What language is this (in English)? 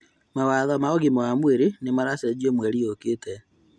Kikuyu